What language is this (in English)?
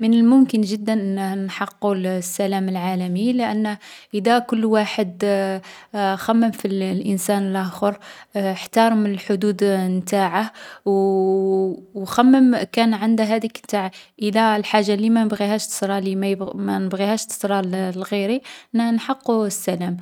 Algerian Arabic